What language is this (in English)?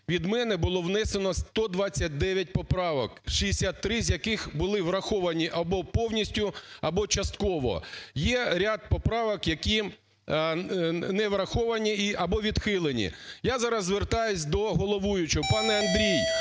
Ukrainian